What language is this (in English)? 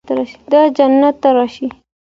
Pashto